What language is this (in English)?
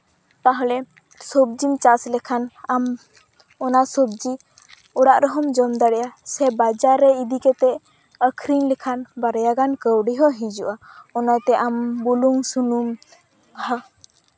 Santali